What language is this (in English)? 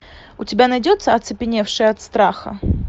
Russian